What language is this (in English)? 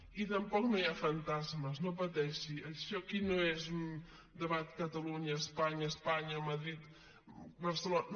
Catalan